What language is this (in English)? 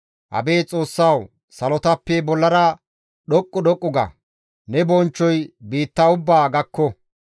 Gamo